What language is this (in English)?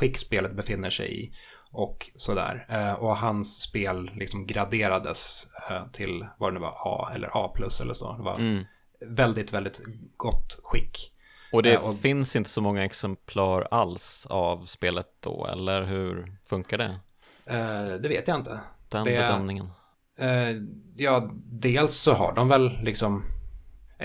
Swedish